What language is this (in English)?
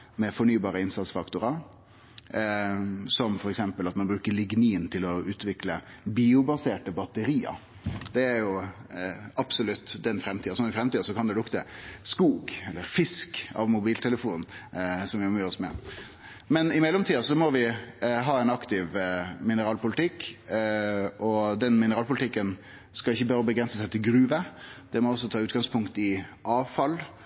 Norwegian Nynorsk